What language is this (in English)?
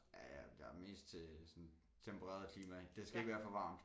Danish